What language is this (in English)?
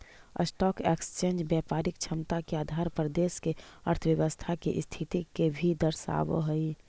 Magahi